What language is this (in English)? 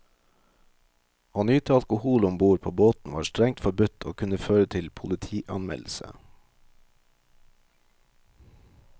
Norwegian